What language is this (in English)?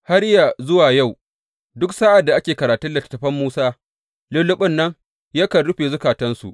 Hausa